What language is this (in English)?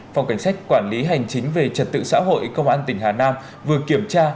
Vietnamese